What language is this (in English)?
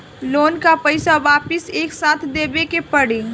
Bhojpuri